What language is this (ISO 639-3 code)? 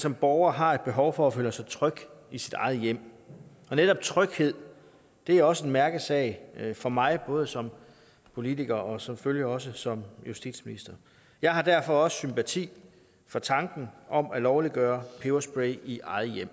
dan